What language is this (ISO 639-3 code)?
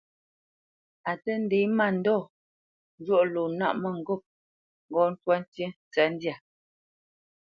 bce